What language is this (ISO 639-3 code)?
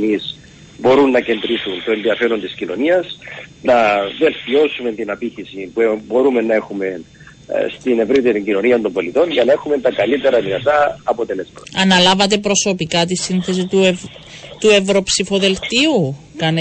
ell